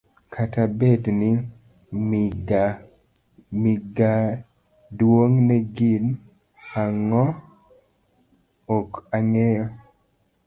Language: Luo (Kenya and Tanzania)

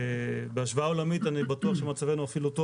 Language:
Hebrew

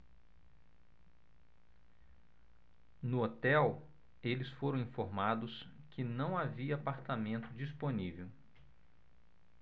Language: Portuguese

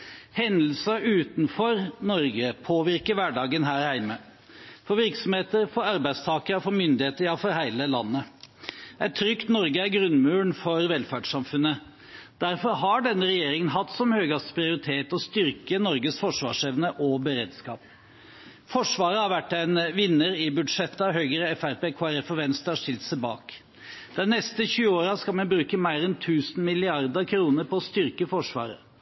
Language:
Norwegian Bokmål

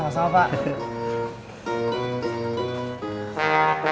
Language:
Indonesian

